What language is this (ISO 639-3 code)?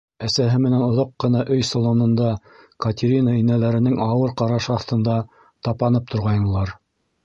bak